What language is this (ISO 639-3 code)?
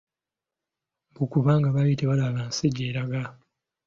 lug